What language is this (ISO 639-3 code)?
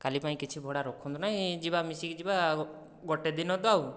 ori